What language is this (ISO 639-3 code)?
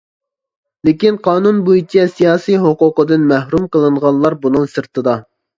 uig